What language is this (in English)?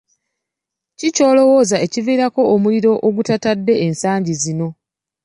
Ganda